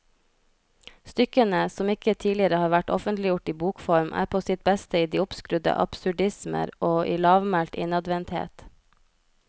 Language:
Norwegian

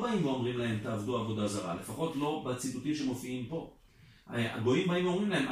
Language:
Hebrew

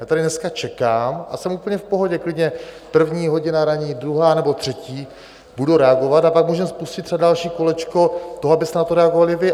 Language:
Czech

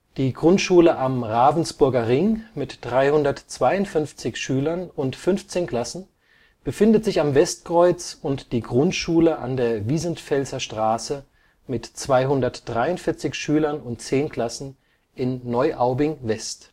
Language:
German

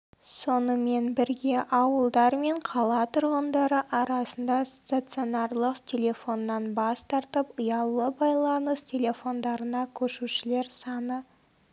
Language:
Kazakh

